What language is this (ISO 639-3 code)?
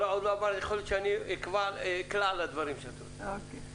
heb